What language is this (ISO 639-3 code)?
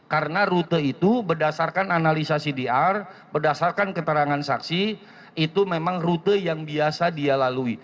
ind